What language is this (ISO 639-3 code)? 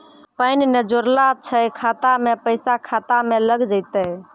mai